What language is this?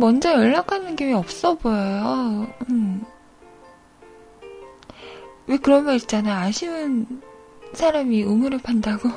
Korean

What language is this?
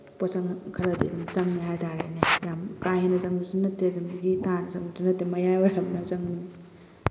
Manipuri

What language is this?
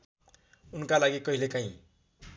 Nepali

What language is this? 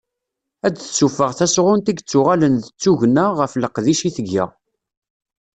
Kabyle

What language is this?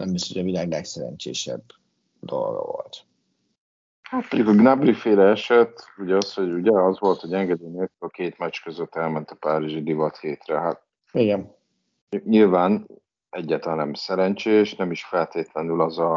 Hungarian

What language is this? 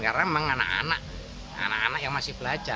Indonesian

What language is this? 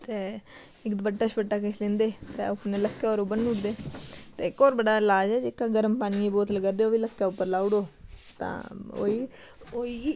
Dogri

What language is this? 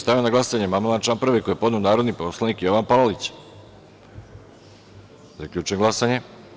Serbian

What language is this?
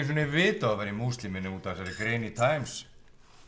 Icelandic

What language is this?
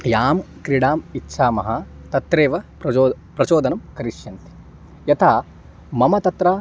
Sanskrit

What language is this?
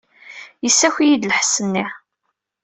Kabyle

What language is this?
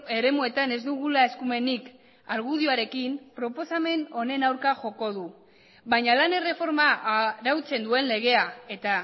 Basque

